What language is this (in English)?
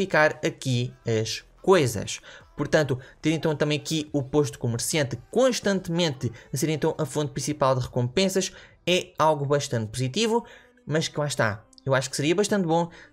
Portuguese